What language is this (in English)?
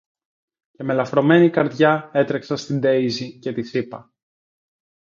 Greek